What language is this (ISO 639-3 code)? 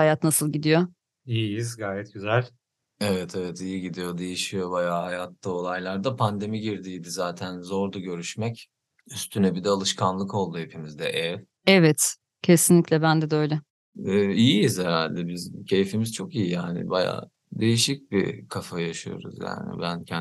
tur